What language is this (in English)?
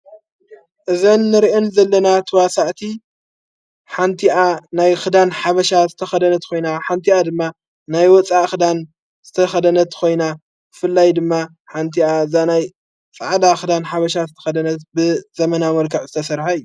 Tigrinya